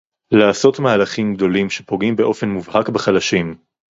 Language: Hebrew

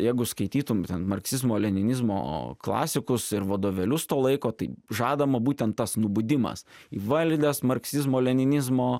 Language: Lithuanian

